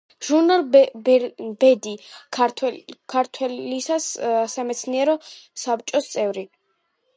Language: Georgian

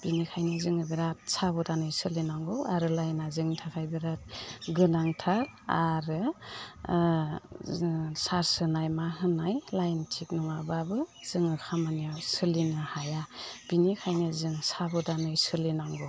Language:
Bodo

